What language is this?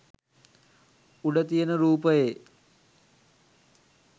Sinhala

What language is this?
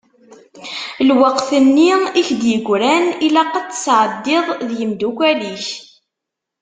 Kabyle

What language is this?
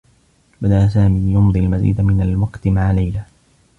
Arabic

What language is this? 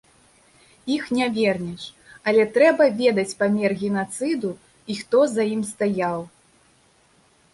Belarusian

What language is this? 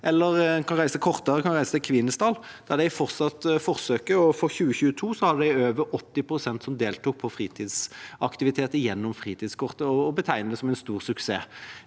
Norwegian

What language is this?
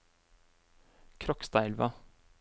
Norwegian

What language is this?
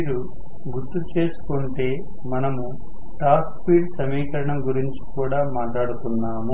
Telugu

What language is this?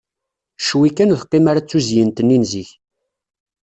Kabyle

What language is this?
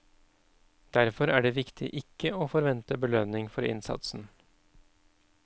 Norwegian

